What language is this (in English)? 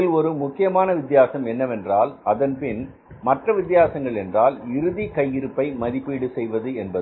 Tamil